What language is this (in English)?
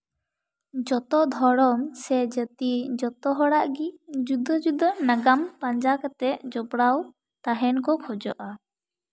Santali